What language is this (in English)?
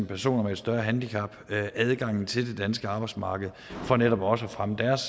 Danish